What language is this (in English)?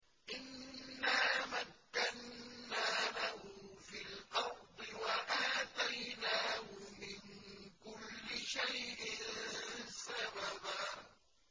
Arabic